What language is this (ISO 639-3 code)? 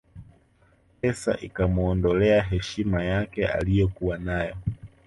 swa